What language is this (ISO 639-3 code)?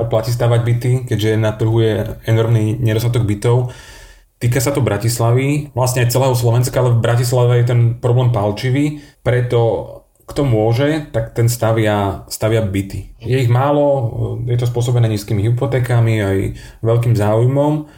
slk